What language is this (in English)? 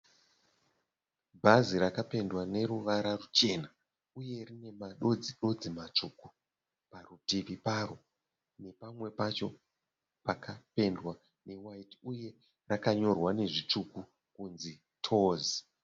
Shona